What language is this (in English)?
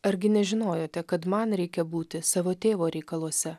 Lithuanian